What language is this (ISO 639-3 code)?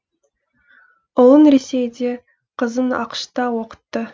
kaz